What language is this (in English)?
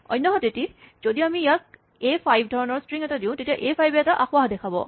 Assamese